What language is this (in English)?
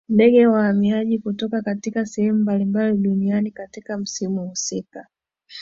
Swahili